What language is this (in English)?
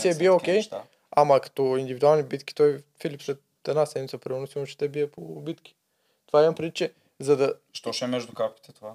Bulgarian